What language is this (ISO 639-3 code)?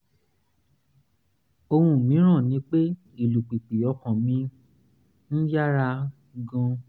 yor